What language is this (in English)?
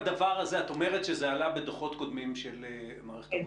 Hebrew